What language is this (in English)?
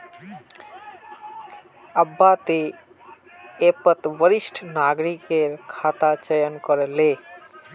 Magahi